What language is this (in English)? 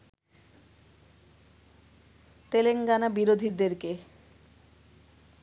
Bangla